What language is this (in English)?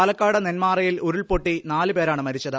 Malayalam